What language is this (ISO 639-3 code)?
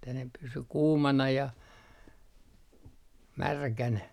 fin